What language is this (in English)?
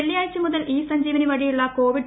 Malayalam